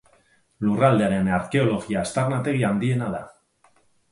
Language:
Basque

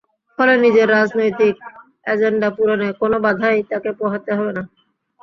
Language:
Bangla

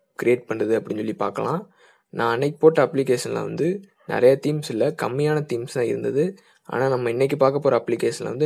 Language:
Indonesian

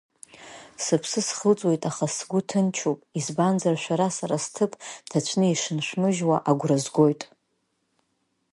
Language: Abkhazian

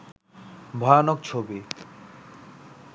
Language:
Bangla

